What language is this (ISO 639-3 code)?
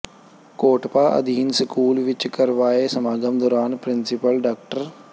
pan